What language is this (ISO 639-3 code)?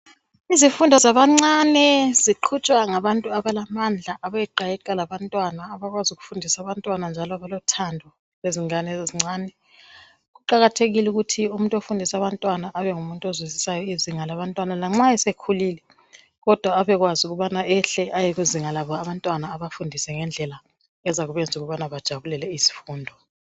nde